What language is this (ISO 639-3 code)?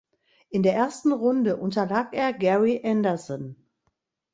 deu